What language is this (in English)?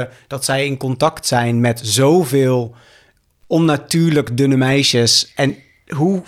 Dutch